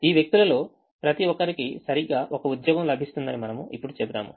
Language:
Telugu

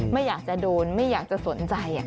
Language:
Thai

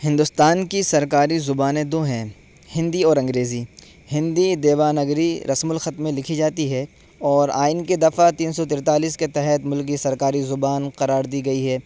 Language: Urdu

